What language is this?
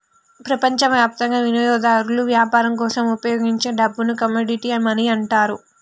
Telugu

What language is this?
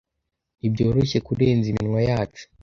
Kinyarwanda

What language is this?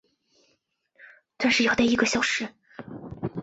Chinese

